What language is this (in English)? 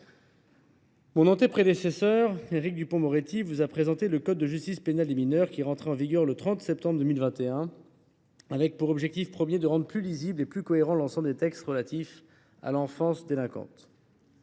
French